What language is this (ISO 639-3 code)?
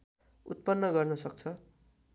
nep